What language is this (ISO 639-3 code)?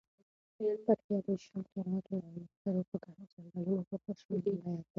pus